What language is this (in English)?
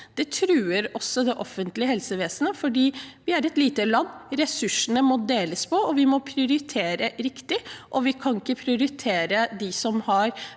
Norwegian